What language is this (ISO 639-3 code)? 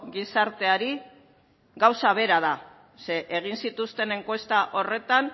eus